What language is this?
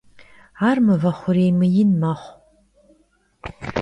Kabardian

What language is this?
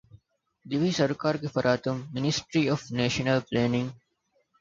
Divehi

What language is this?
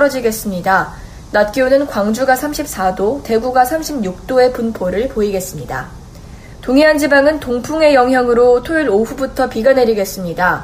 Korean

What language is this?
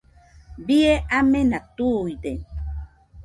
Nüpode Huitoto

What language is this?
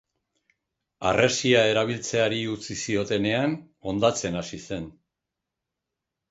Basque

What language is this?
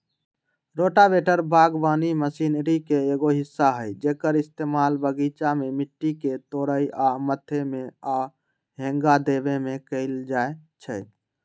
Magahi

